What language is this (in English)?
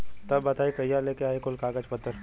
Bhojpuri